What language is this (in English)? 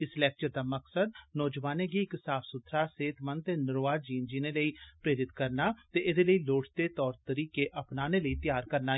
Dogri